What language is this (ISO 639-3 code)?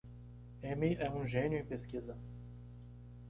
por